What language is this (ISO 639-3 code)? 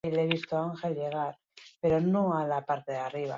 eus